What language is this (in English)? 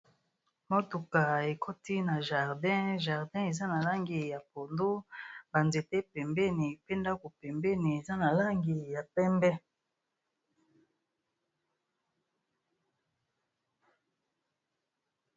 Lingala